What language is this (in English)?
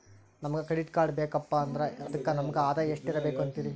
Kannada